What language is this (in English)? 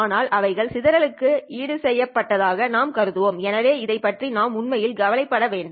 Tamil